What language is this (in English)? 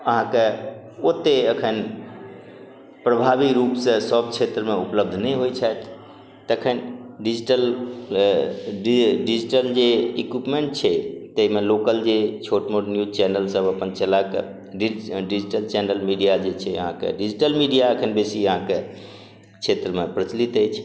Maithili